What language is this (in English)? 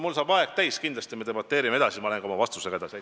Estonian